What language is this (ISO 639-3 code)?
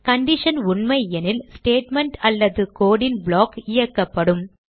tam